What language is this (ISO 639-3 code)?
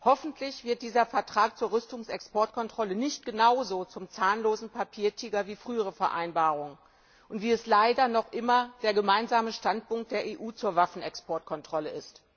deu